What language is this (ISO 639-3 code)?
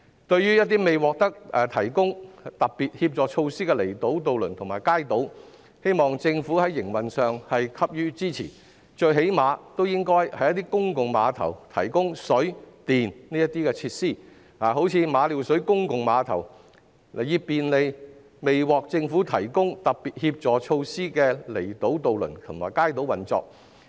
yue